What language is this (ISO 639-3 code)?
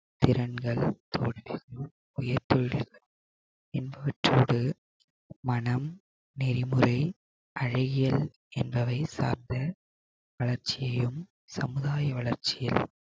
tam